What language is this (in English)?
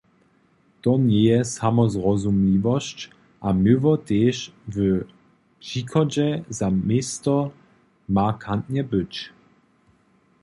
Upper Sorbian